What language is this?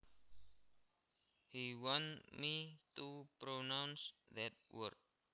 Javanese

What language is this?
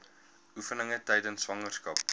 Afrikaans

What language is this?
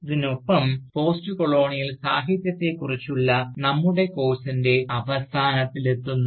Malayalam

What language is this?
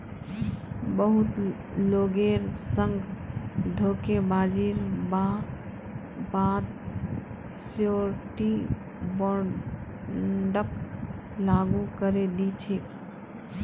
Magahi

